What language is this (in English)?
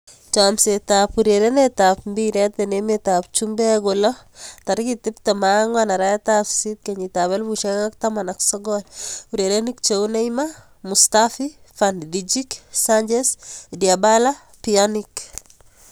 Kalenjin